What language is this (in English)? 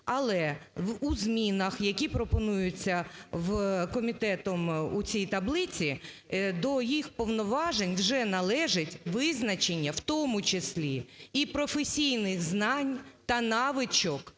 Ukrainian